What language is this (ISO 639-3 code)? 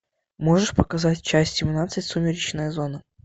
rus